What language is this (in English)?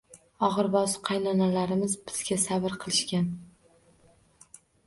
Uzbek